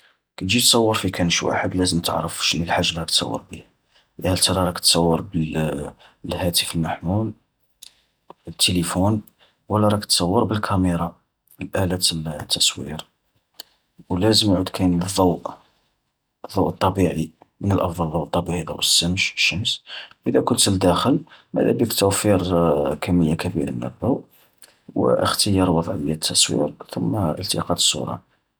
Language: Algerian Arabic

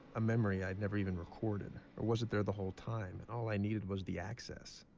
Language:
English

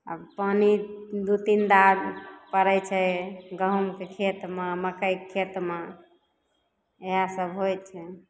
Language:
Maithili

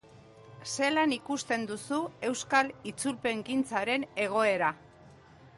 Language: Basque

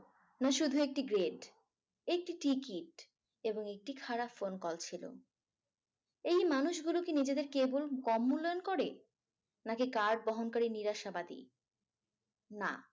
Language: Bangla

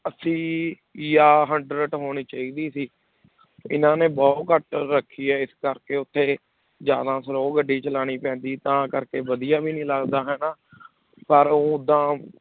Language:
Punjabi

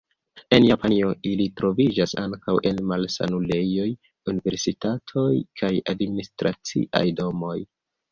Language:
Esperanto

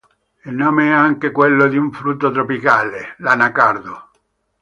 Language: Italian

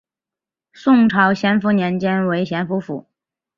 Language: Chinese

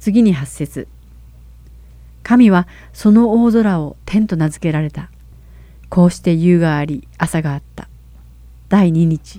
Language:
Japanese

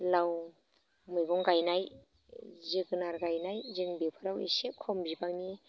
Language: Bodo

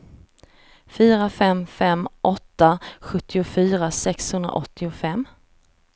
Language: Swedish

